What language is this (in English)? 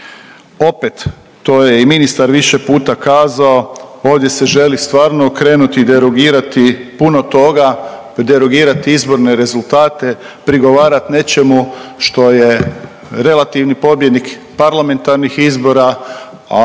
Croatian